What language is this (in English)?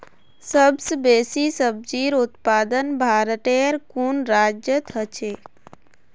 Magahi